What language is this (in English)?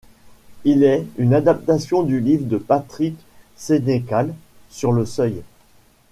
French